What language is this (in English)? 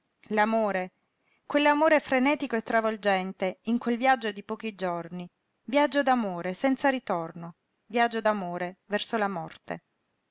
Italian